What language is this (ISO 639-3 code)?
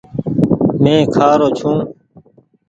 gig